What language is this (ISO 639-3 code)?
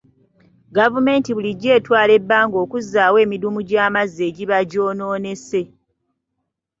lug